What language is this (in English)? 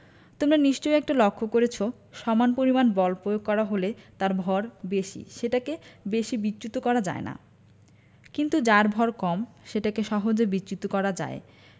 Bangla